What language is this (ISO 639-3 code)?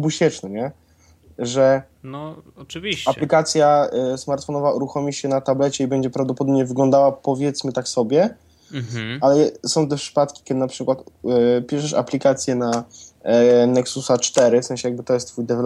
pol